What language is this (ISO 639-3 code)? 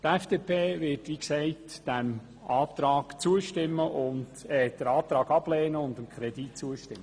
gsw